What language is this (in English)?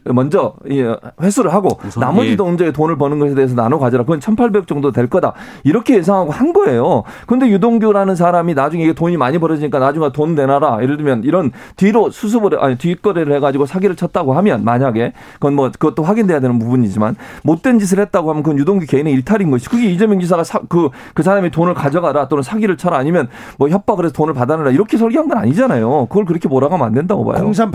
Korean